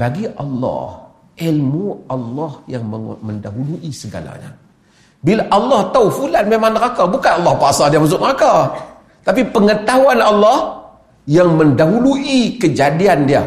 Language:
Malay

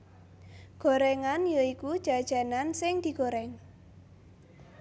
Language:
Javanese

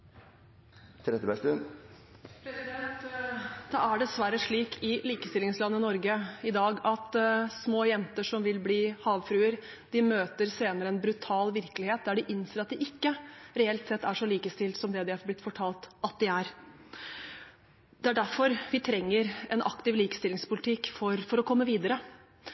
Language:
Norwegian Bokmål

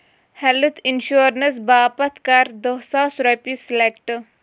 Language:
Kashmiri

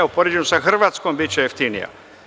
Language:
Serbian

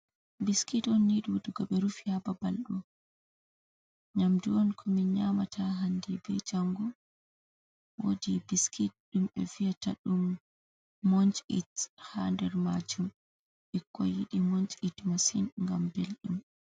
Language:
Fula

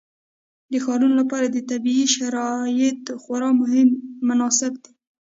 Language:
Pashto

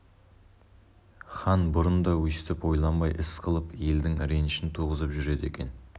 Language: Kazakh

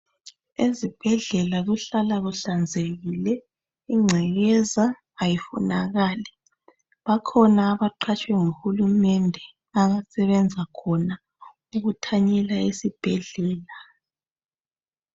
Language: North Ndebele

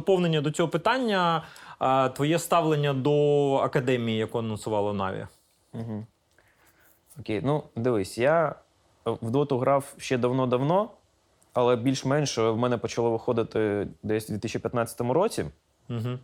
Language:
Ukrainian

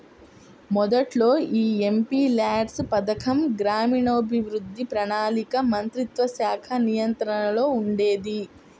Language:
Telugu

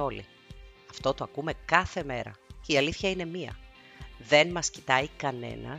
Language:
Greek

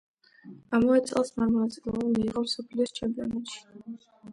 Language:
Georgian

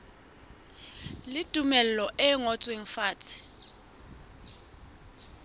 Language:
Southern Sotho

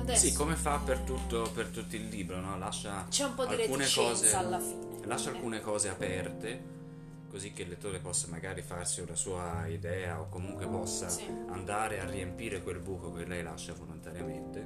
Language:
Italian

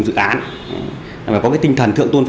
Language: Vietnamese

